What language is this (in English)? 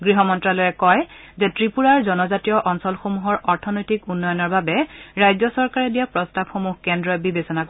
Assamese